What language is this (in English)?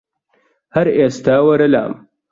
Central Kurdish